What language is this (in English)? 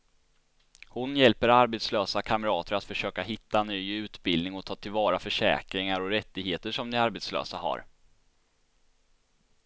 Swedish